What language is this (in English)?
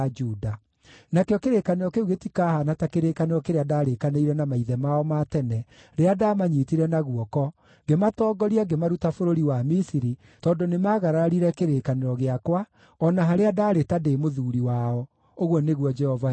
Kikuyu